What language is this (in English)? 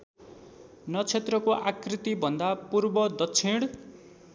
Nepali